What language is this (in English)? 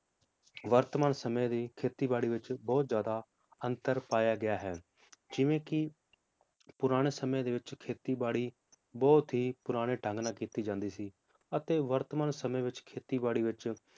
Punjabi